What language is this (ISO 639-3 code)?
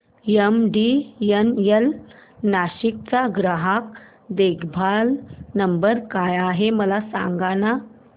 mar